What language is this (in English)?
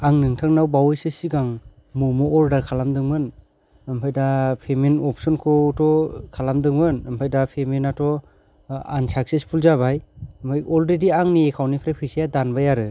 Bodo